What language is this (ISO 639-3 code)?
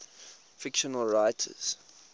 eng